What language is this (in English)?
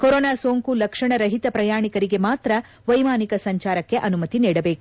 Kannada